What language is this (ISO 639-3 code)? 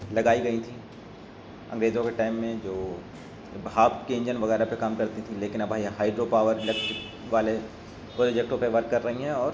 urd